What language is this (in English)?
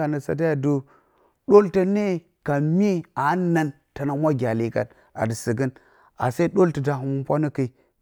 Bacama